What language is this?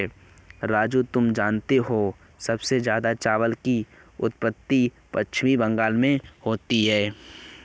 Hindi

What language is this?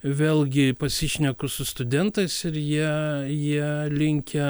Lithuanian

